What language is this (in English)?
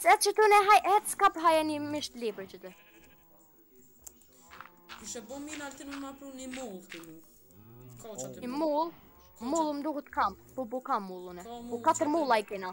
Romanian